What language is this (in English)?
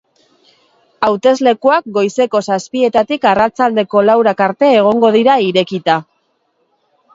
Basque